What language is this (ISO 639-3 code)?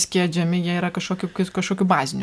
lit